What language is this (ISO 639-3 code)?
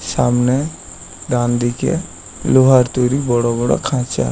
ben